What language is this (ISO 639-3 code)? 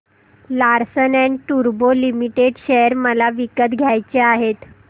mar